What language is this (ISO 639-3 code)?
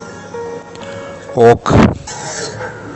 rus